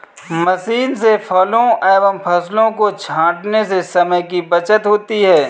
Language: Hindi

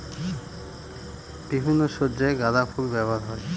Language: Bangla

